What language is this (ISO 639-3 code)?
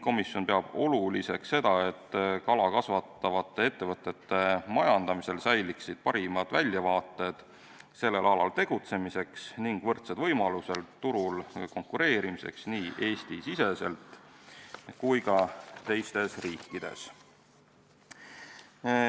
est